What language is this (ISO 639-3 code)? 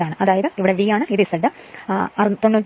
mal